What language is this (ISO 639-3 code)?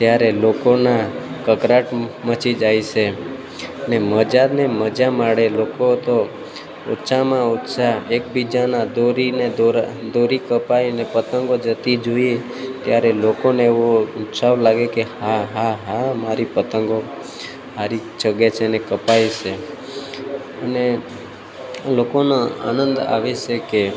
guj